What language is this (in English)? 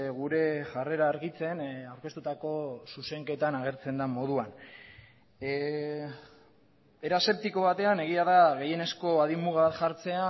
Basque